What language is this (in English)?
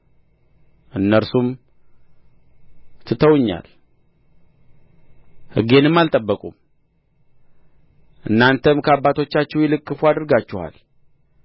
Amharic